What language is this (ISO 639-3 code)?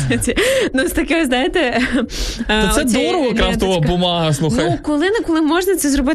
ukr